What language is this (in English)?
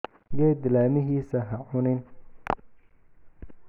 Somali